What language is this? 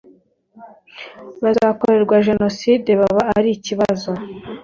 Kinyarwanda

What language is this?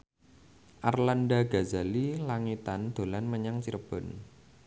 Javanese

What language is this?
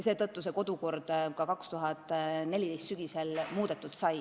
Estonian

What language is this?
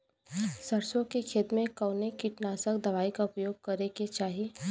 Bhojpuri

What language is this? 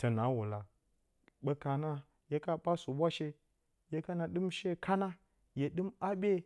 Bacama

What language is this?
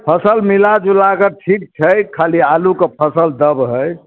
Maithili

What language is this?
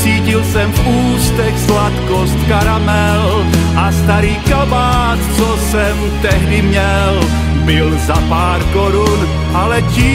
Czech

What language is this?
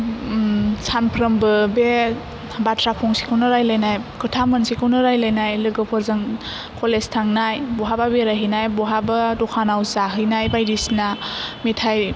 Bodo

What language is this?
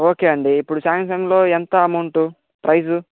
Telugu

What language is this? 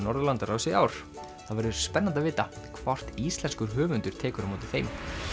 Icelandic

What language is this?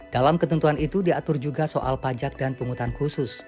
Indonesian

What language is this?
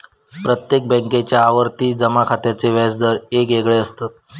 Marathi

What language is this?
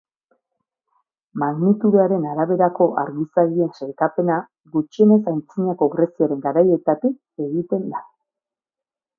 Basque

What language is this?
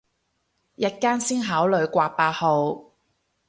Cantonese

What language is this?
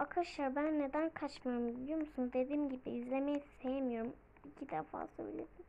Turkish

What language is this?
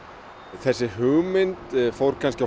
Icelandic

